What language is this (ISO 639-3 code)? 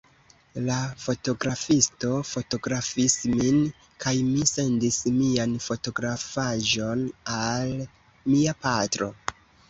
epo